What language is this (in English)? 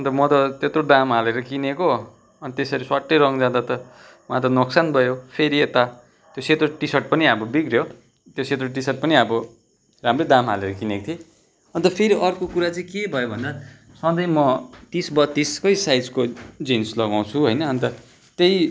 Nepali